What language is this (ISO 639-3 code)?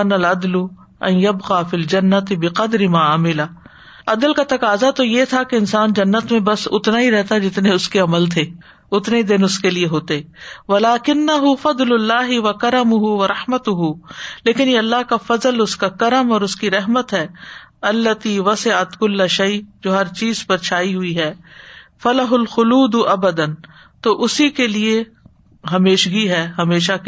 urd